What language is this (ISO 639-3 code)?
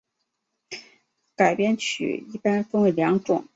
zho